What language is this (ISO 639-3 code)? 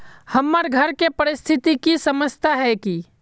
mag